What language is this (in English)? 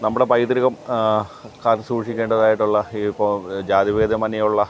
Malayalam